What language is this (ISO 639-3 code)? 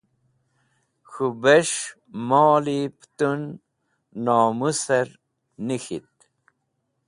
wbl